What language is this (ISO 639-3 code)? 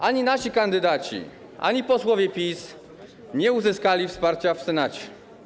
pol